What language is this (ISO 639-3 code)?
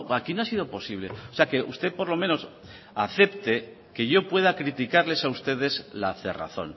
spa